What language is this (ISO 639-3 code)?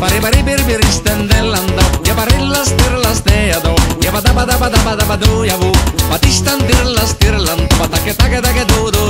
pol